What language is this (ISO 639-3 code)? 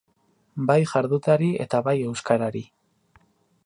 eus